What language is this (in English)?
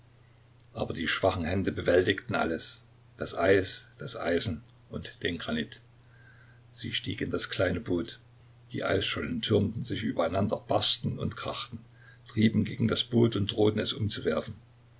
German